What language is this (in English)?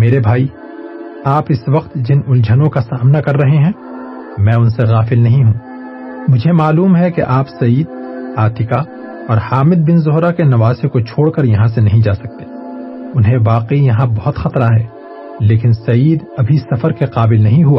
Urdu